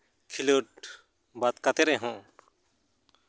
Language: Santali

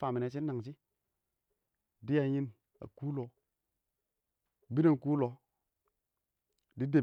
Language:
Awak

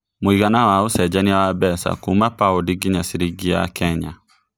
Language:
Kikuyu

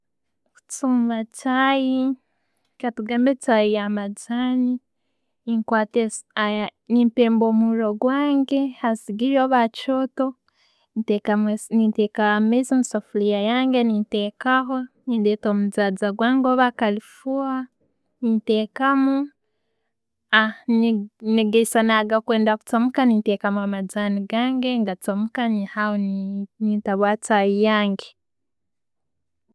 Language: Tooro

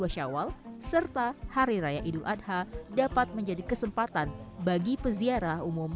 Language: Indonesian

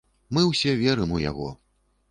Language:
Belarusian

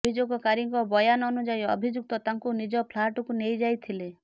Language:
Odia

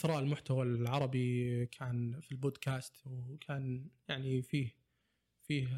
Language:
Arabic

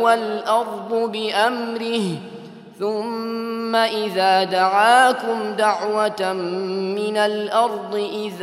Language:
Arabic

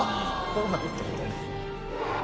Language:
Japanese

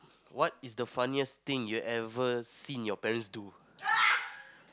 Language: English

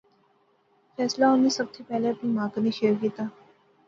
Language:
Pahari-Potwari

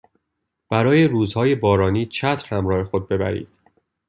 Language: Persian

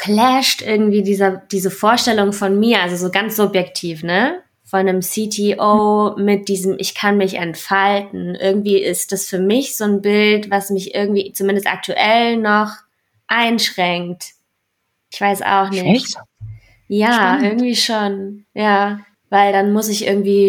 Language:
German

